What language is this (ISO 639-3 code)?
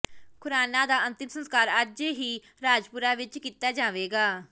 pan